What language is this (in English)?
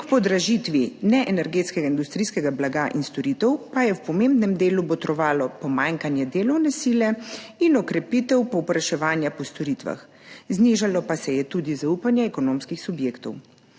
Slovenian